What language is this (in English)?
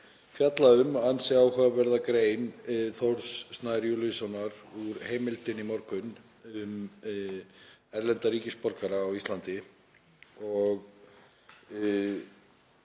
Icelandic